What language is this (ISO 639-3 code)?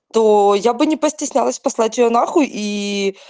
rus